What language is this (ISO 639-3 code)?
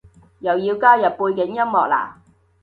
yue